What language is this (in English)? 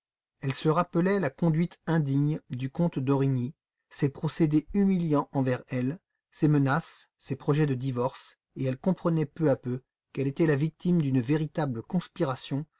French